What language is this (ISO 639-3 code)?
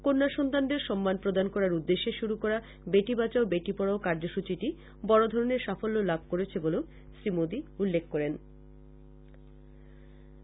ben